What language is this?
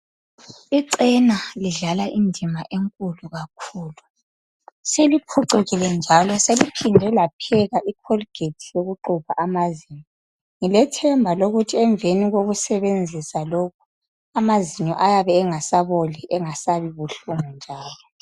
North Ndebele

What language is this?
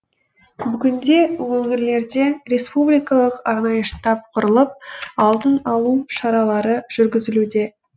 Kazakh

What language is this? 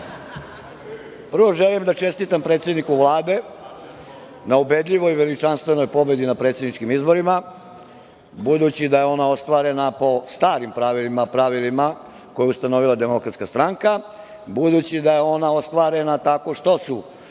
Serbian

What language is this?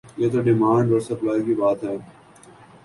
Urdu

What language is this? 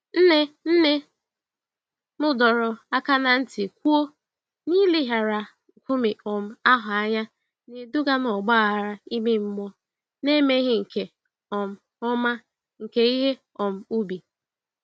Igbo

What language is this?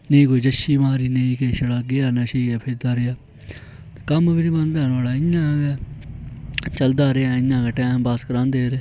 Dogri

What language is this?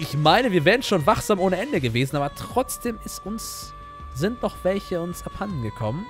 German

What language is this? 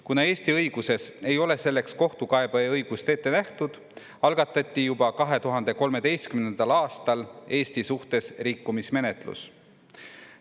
Estonian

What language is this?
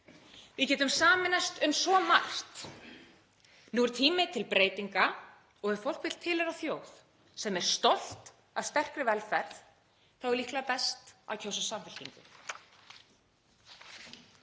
Icelandic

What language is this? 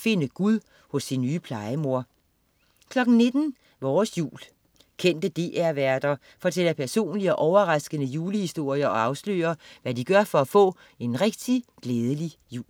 Danish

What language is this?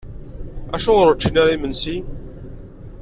Kabyle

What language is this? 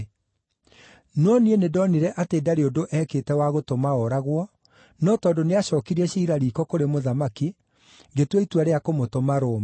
Kikuyu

